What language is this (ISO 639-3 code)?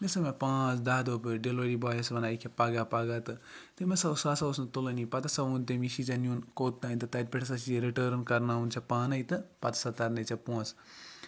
kas